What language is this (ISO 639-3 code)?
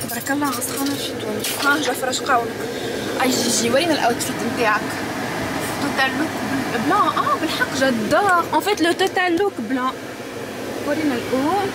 ara